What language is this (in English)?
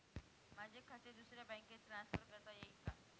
Marathi